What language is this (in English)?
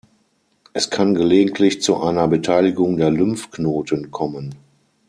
German